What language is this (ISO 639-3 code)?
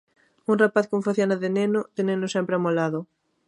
glg